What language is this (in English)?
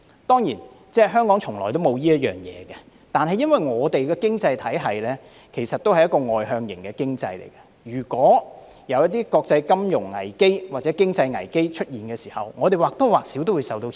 Cantonese